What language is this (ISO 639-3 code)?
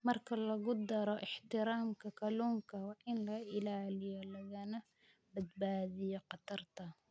som